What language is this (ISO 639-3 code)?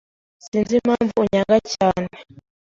kin